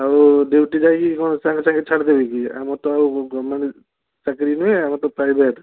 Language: Odia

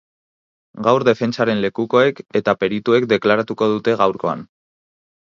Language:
Basque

